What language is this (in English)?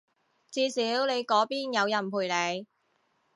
Cantonese